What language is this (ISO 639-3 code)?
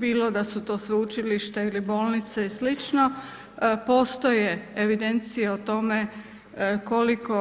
hrv